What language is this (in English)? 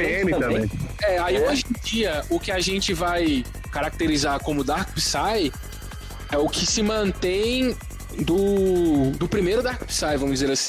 Portuguese